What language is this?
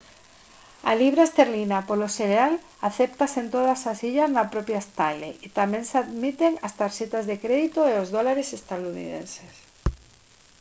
Galician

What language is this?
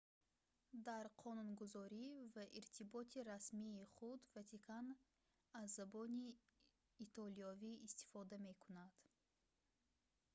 Tajik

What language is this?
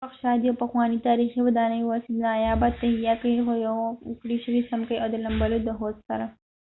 Pashto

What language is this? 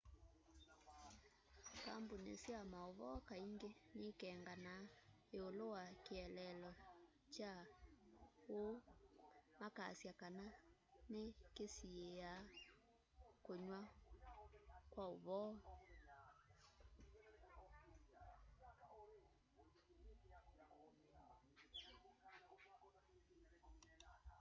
Kamba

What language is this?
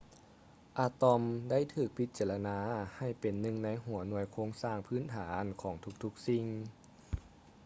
Lao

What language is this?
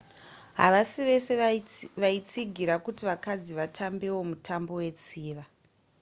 Shona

